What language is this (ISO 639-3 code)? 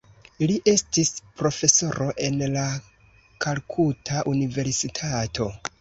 epo